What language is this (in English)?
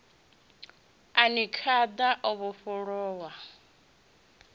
Venda